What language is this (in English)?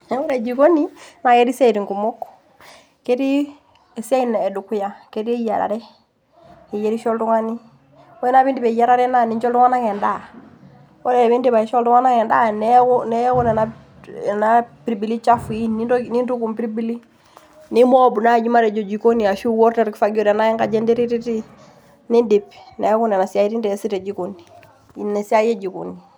Masai